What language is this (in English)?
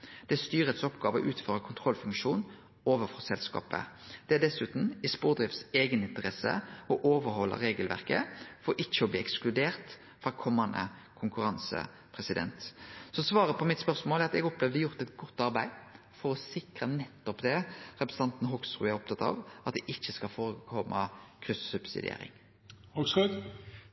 Norwegian Nynorsk